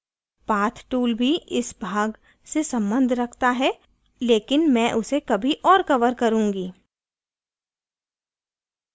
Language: Hindi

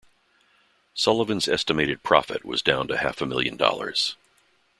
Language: English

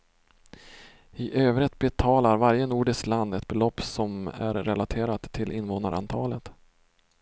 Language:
Swedish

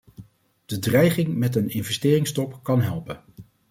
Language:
Dutch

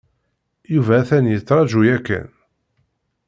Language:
Kabyle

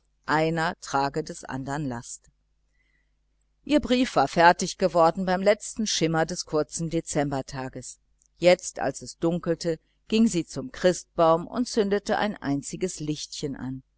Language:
German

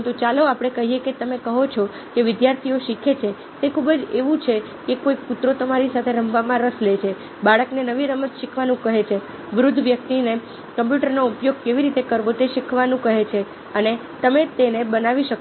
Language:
Gujarati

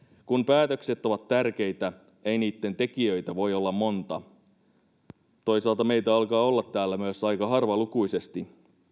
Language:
Finnish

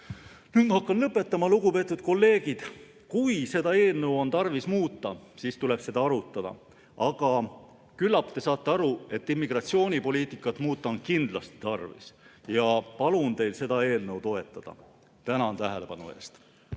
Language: Estonian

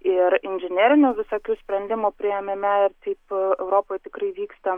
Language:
Lithuanian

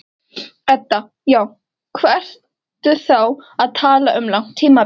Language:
Icelandic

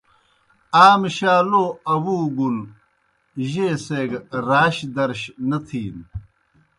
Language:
Kohistani Shina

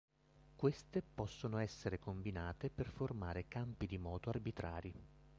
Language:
Italian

